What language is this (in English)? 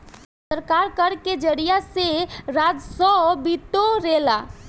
Bhojpuri